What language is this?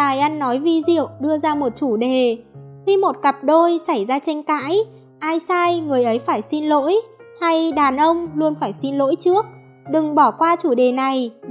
Vietnamese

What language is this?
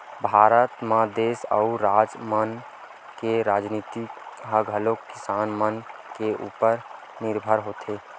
Chhattisgarhi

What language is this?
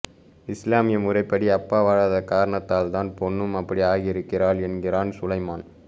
Tamil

